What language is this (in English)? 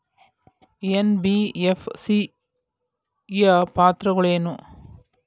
Kannada